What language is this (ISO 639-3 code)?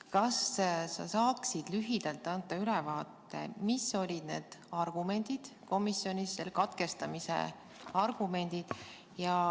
est